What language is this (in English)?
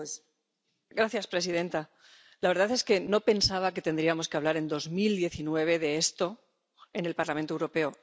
Spanish